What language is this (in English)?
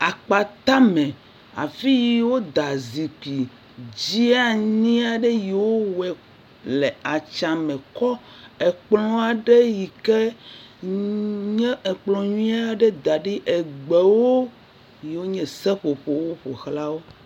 Ewe